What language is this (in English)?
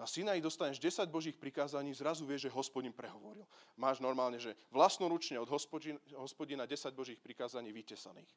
Slovak